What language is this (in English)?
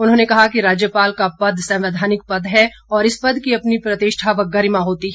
Hindi